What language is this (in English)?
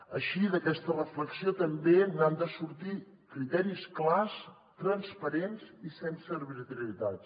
Catalan